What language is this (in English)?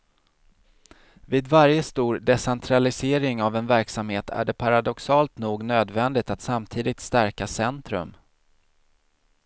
Swedish